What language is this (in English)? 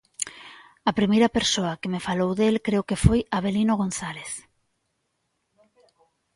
Galician